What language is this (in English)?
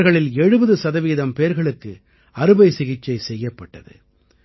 Tamil